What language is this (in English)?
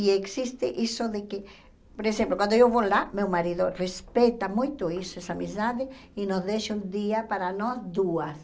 Portuguese